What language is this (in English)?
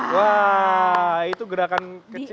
Indonesian